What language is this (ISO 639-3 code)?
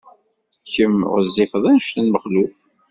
kab